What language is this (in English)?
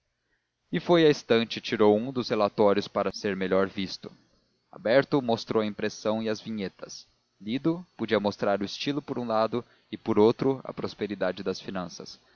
Portuguese